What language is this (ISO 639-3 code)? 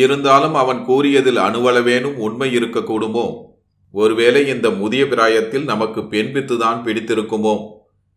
tam